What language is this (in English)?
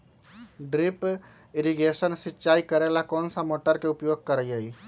Magahi